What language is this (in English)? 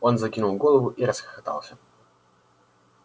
Russian